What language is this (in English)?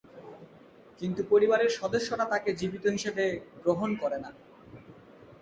Bangla